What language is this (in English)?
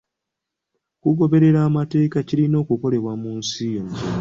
Ganda